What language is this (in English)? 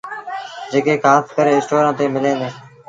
Sindhi Bhil